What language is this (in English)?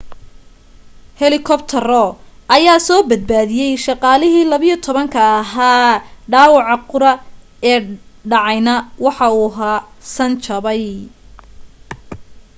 Somali